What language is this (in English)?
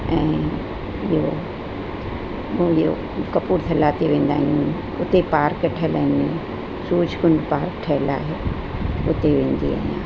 Sindhi